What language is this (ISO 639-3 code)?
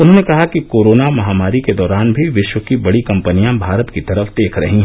hin